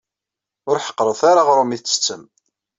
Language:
Kabyle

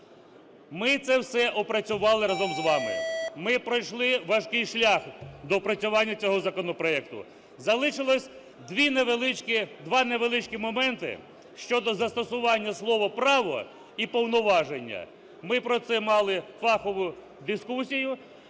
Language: Ukrainian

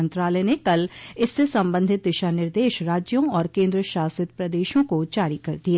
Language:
Hindi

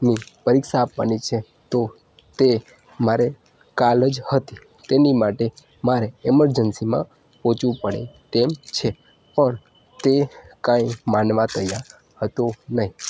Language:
Gujarati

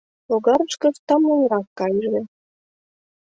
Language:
Mari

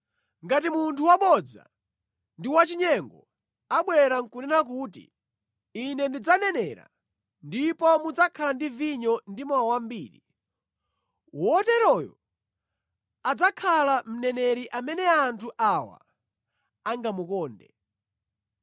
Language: Nyanja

